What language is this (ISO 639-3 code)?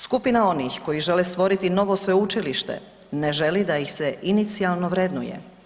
hrv